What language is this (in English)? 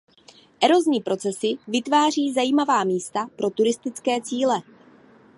Czech